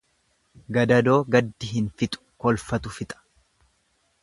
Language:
Oromo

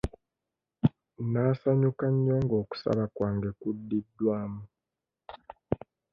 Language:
Ganda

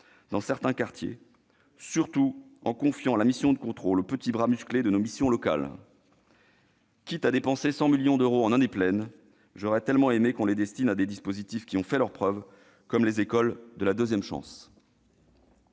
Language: French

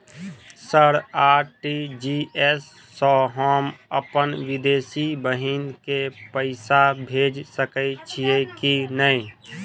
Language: Maithili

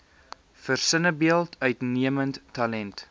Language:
Afrikaans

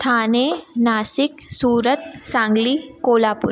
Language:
Sindhi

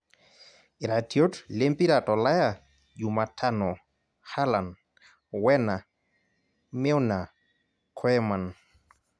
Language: Masai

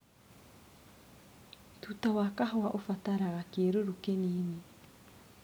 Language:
Kikuyu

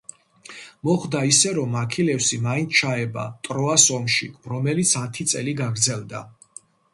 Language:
Georgian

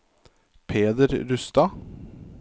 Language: Norwegian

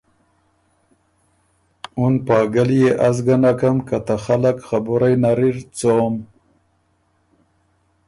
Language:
Ormuri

